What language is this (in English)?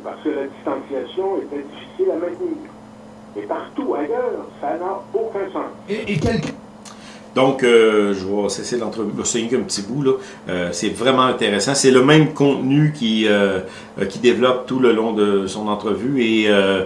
French